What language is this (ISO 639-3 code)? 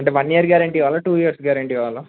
tel